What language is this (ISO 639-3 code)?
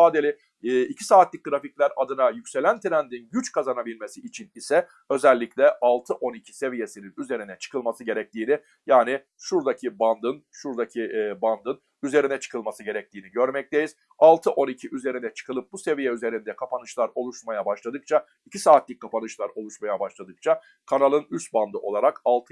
tur